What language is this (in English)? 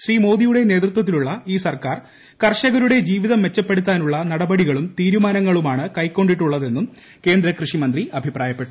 Malayalam